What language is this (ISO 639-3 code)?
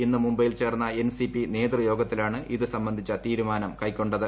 mal